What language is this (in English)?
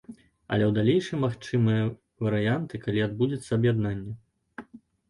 Belarusian